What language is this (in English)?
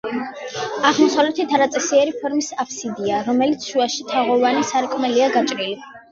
Georgian